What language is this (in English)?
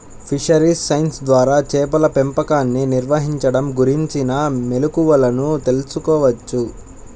Telugu